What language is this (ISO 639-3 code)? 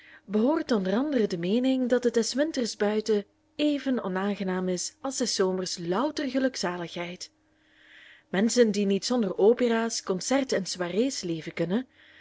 nld